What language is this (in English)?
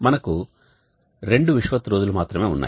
Telugu